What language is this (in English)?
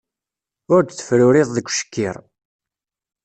Kabyle